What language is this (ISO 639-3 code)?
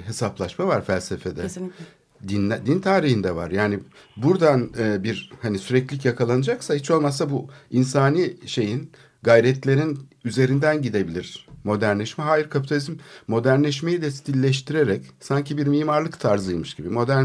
tur